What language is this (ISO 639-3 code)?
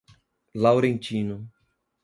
por